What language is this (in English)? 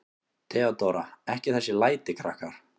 Icelandic